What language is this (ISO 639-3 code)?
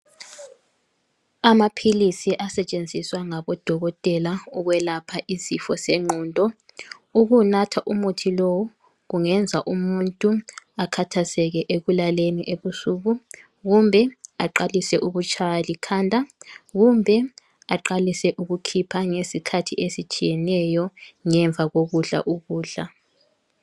nde